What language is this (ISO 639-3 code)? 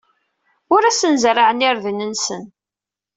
kab